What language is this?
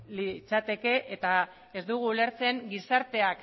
Basque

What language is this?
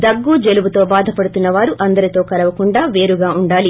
Telugu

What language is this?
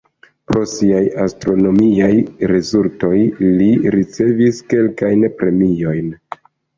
Esperanto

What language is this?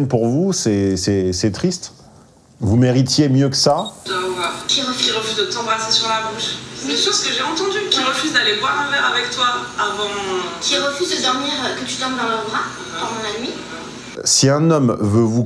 French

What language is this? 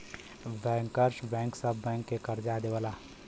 Bhojpuri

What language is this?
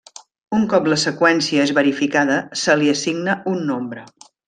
Catalan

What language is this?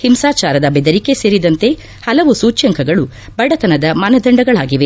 Kannada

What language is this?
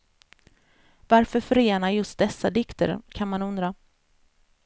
Swedish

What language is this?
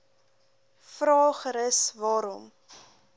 Afrikaans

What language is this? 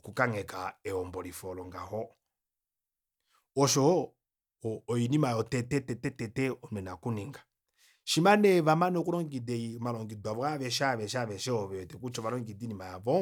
Kuanyama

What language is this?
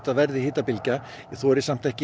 Icelandic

